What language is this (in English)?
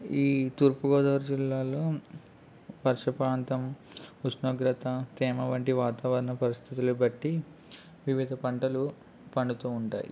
Telugu